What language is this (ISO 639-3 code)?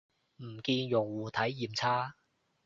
yue